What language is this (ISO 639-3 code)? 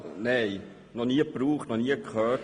gsw